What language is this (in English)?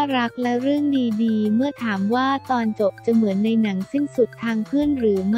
Thai